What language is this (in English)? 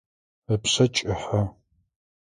Adyghe